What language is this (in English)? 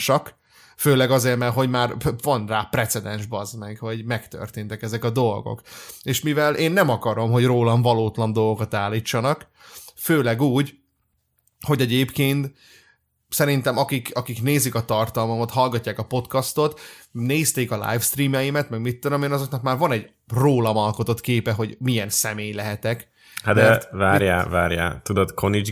Hungarian